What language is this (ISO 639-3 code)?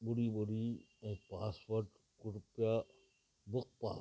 snd